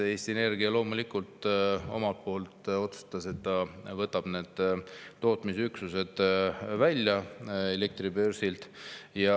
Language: Estonian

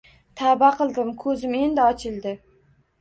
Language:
Uzbek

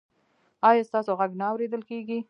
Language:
Pashto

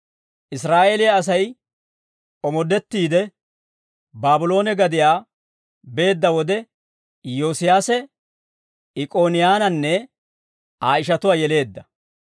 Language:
Dawro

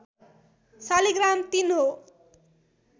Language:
Nepali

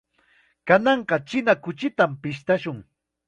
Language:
Chiquián Ancash Quechua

